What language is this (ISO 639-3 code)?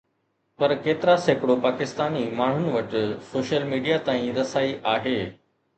snd